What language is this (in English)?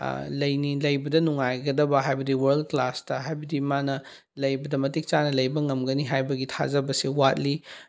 Manipuri